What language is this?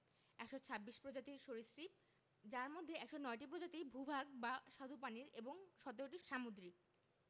Bangla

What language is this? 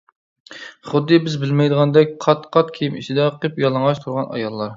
Uyghur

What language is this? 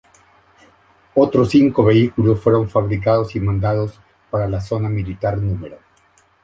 Spanish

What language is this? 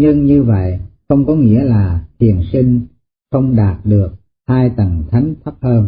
Vietnamese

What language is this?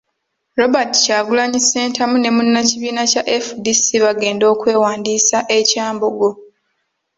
Ganda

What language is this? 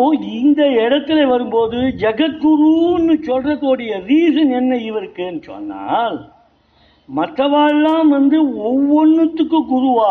Tamil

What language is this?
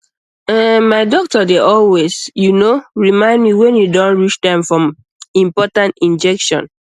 Nigerian Pidgin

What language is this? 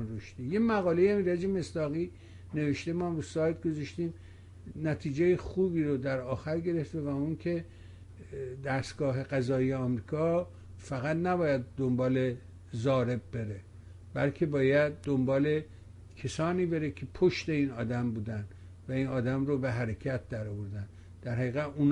Persian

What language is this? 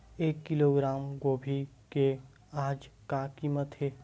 Chhattisgarhi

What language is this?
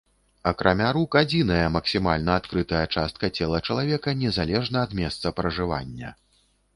Belarusian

